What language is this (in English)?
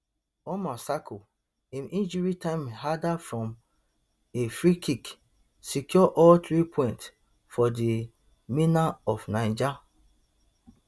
Nigerian Pidgin